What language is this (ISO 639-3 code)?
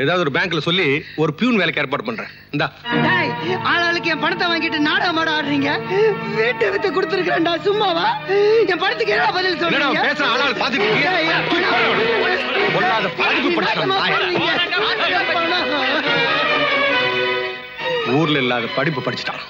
ara